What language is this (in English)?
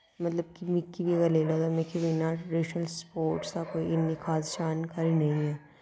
Dogri